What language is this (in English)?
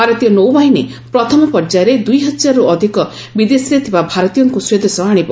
Odia